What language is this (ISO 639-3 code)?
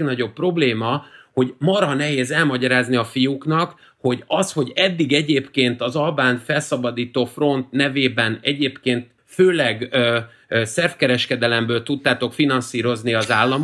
hun